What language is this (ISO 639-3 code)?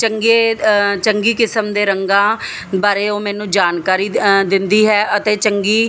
pan